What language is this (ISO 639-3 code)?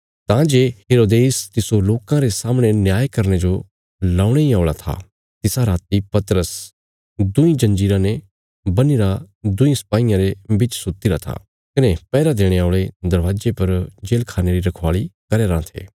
kfs